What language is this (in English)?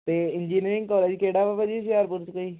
Punjabi